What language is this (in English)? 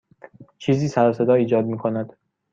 Persian